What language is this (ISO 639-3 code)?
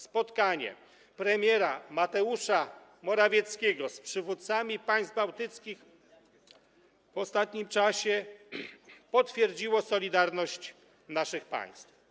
pol